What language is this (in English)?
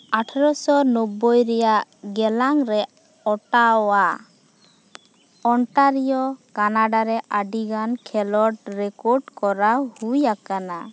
Santali